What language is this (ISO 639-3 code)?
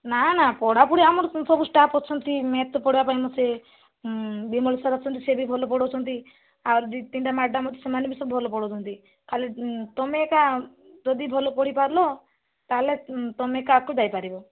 ori